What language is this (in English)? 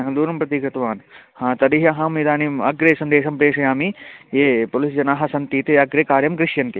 Sanskrit